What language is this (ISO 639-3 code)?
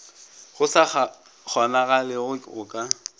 nso